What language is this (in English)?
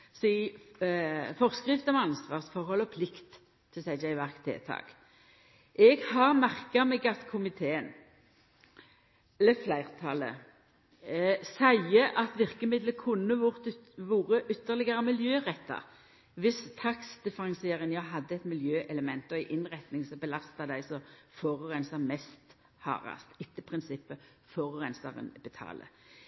Norwegian Nynorsk